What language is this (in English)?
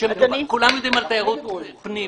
Hebrew